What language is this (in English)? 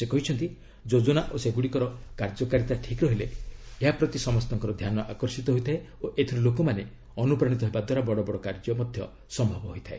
Odia